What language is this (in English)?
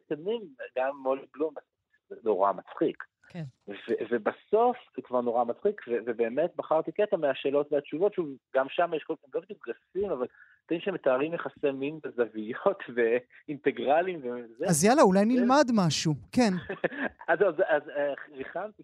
Hebrew